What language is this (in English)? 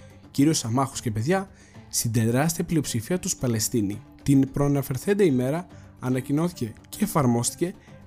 Greek